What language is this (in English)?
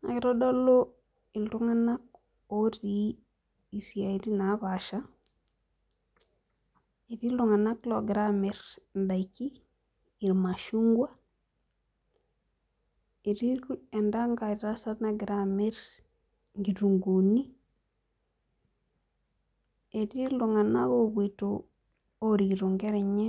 Masai